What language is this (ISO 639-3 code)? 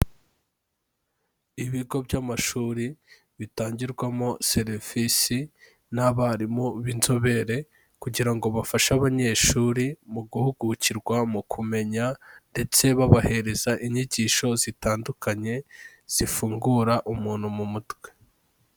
kin